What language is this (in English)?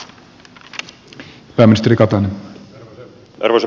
Finnish